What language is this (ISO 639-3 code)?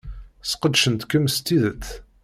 kab